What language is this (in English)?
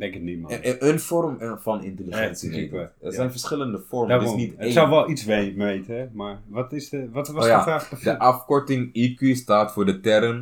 Dutch